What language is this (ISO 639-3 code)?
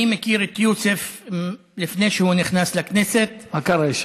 heb